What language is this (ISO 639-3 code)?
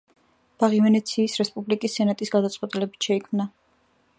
kat